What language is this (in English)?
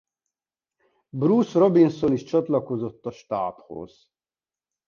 Hungarian